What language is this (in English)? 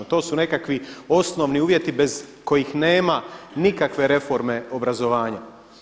Croatian